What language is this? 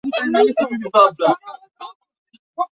Swahili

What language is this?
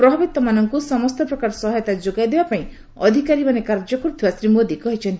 Odia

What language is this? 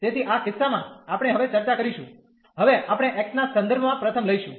Gujarati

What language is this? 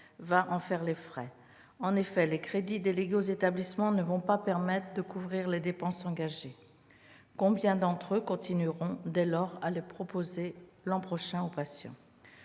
French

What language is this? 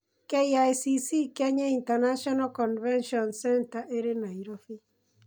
Kikuyu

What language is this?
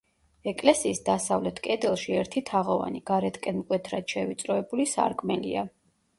Georgian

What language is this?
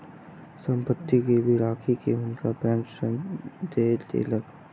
Maithili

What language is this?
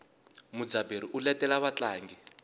Tsonga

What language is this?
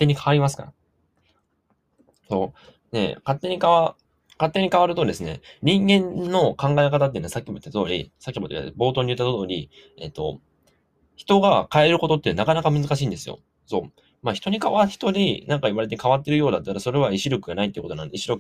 Japanese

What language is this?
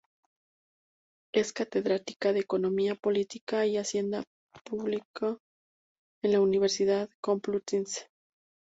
Spanish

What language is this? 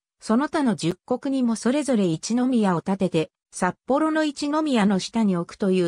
Japanese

